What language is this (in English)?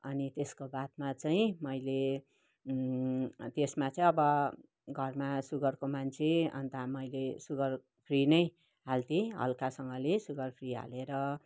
Nepali